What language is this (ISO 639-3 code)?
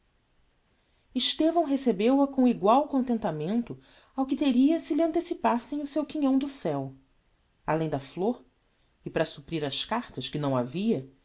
por